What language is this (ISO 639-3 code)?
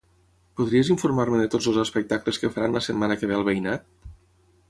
cat